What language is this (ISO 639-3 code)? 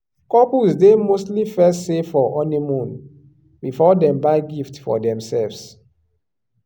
pcm